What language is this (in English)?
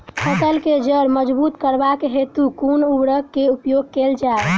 Maithili